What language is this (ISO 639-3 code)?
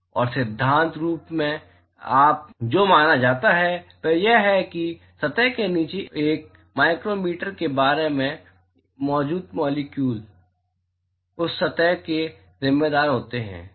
hin